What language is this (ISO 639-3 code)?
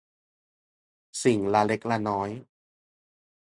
tha